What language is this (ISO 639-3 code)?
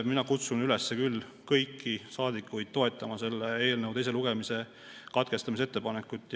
est